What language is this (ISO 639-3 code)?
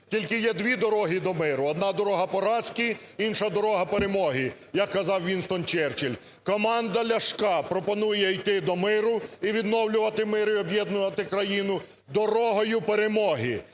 ukr